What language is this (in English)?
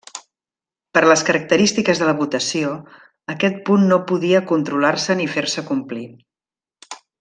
Catalan